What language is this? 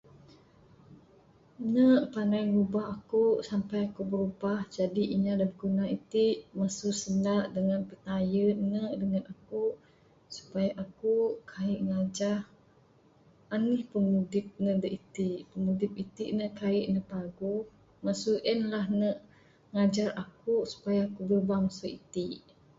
Bukar-Sadung Bidayuh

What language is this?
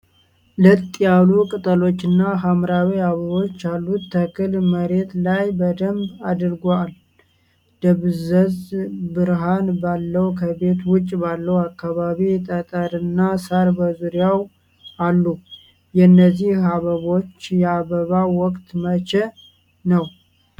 Amharic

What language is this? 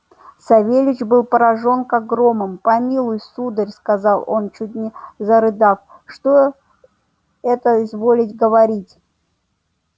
Russian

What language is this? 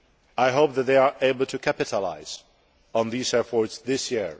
English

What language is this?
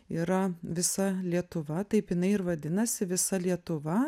Lithuanian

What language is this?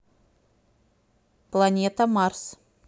Russian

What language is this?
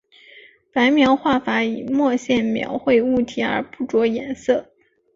Chinese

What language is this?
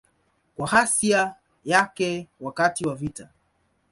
Swahili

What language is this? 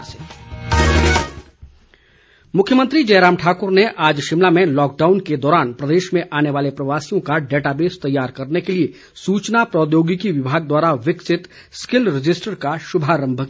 Hindi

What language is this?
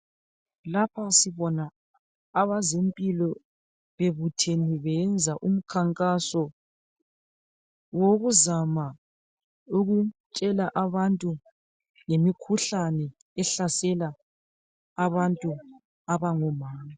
North Ndebele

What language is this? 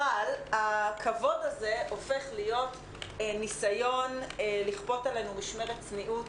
Hebrew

